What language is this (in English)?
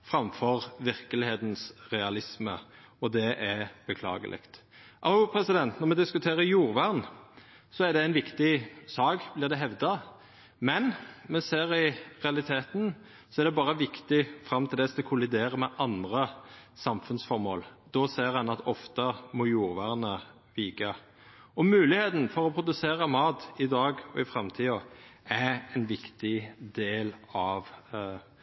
Norwegian Nynorsk